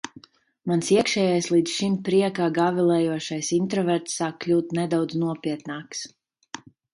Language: Latvian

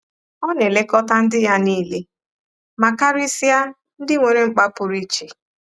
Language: Igbo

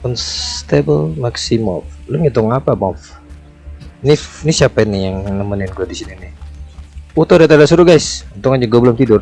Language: Indonesian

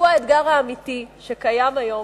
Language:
Hebrew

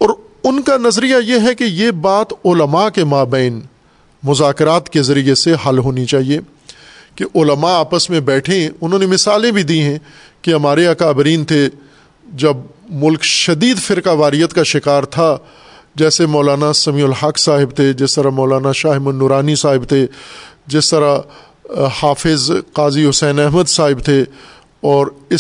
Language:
Urdu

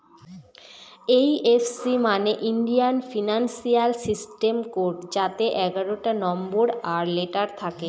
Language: Bangla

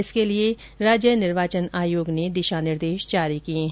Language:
Hindi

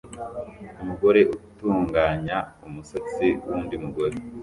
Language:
Kinyarwanda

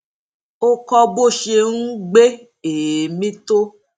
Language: Yoruba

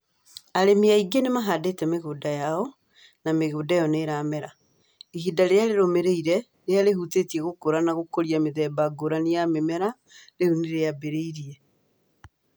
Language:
Kikuyu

